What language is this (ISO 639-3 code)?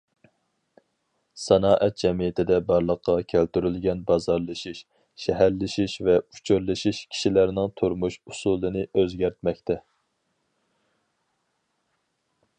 uig